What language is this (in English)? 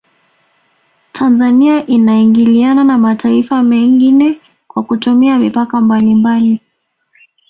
Swahili